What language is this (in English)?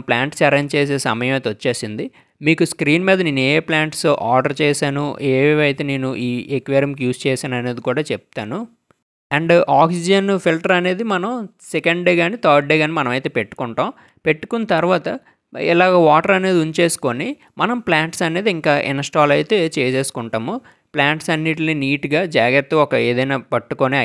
Telugu